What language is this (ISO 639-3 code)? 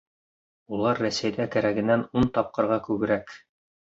bak